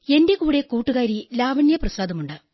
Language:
Malayalam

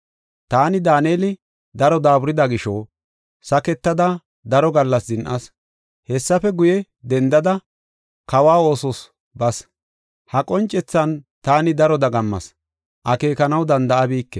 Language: Gofa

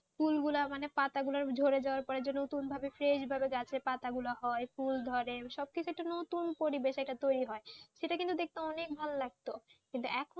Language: Bangla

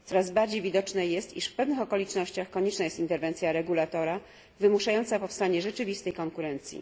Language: Polish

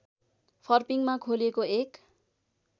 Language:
Nepali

